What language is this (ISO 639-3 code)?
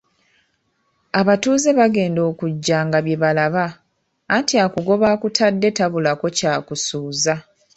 lug